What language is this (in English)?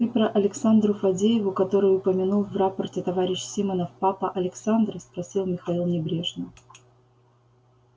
Russian